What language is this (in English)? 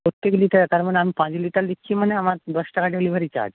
Bangla